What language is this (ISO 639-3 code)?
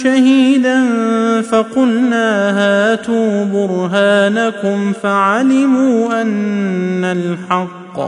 ara